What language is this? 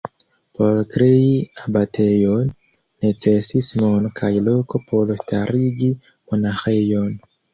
Esperanto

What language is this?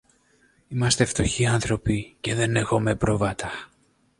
Greek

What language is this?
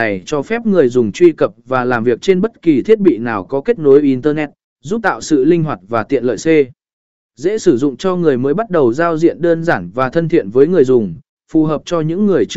Vietnamese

